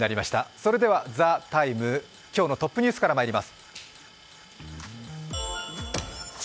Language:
Japanese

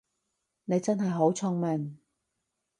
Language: Cantonese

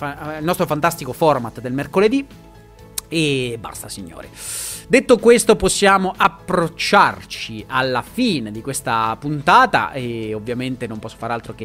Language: Italian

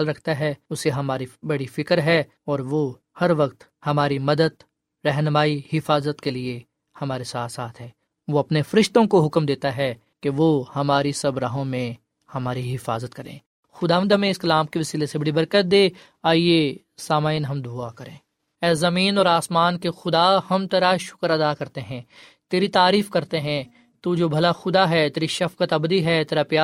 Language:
Urdu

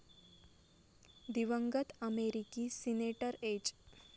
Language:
Marathi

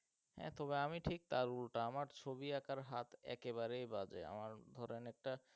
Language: Bangla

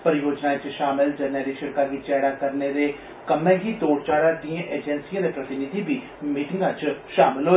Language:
Dogri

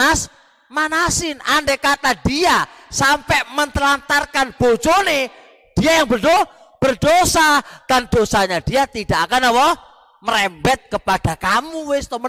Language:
Indonesian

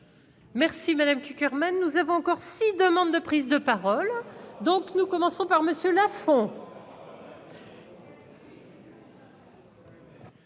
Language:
French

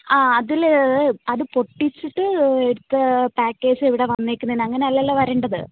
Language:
Malayalam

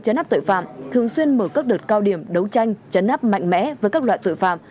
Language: Vietnamese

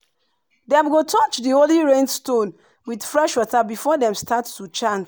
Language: Nigerian Pidgin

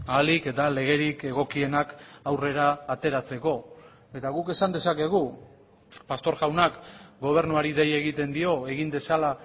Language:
Basque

